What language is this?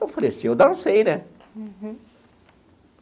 Portuguese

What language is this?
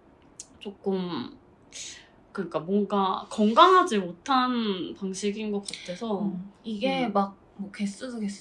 Korean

